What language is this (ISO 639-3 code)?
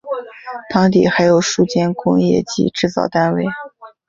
zho